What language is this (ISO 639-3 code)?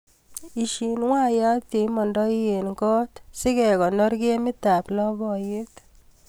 kln